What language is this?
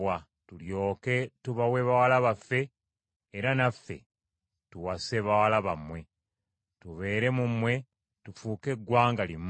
Ganda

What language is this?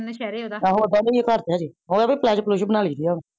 Punjabi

